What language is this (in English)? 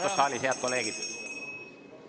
Estonian